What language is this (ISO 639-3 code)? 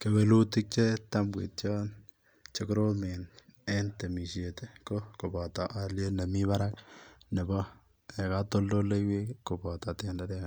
kln